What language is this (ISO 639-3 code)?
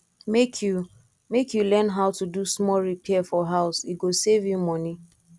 pcm